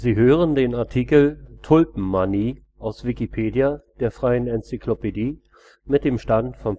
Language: German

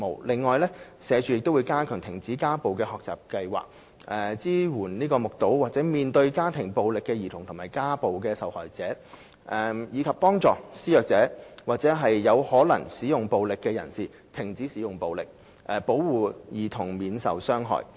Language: Cantonese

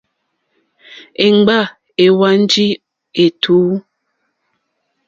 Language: Mokpwe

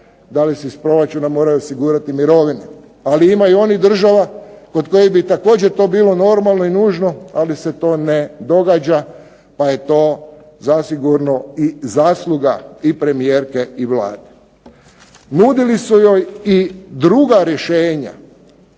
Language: Croatian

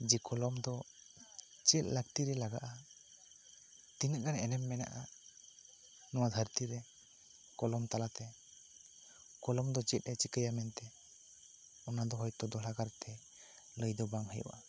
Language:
Santali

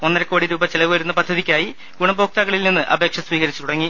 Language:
Malayalam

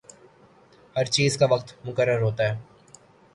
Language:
Urdu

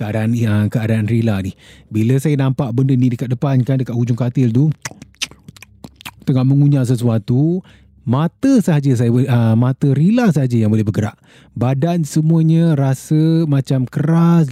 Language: Malay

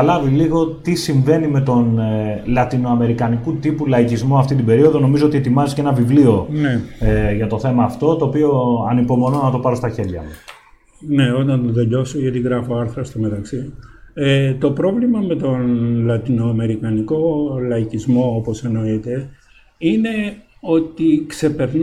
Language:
Greek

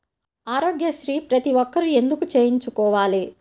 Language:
Telugu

